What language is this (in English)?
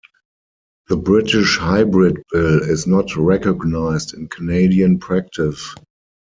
English